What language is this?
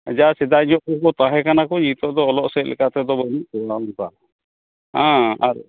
Santali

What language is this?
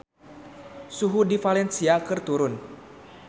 Sundanese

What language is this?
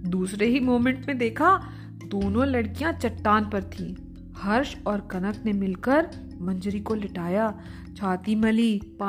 Hindi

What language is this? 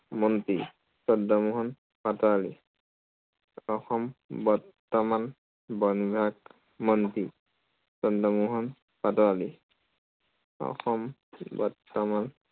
Assamese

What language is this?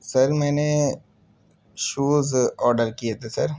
Urdu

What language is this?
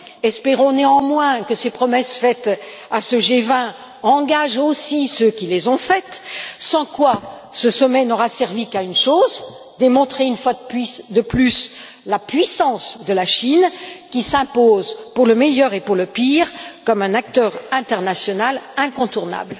French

